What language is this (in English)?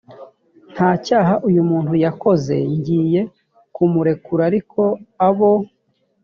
Kinyarwanda